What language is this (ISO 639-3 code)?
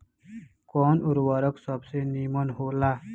bho